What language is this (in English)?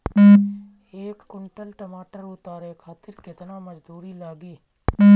Bhojpuri